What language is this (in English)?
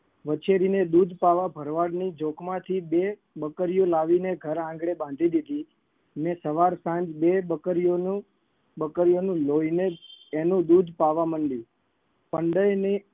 Gujarati